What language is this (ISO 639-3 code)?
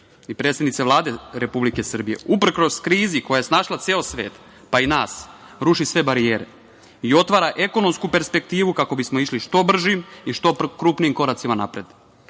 srp